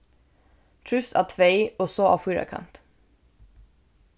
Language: Faroese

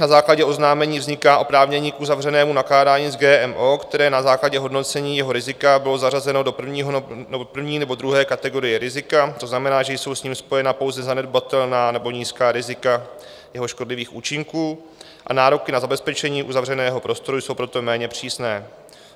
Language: Czech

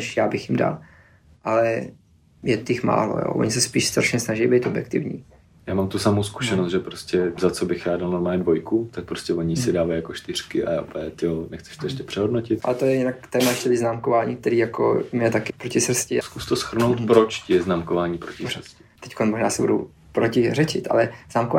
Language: Czech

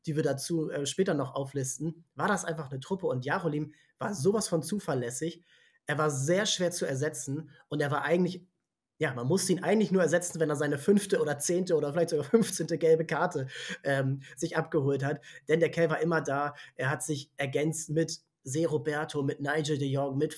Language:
German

